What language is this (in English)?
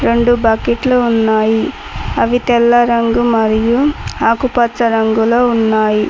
Telugu